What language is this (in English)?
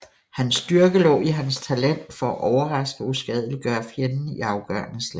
Danish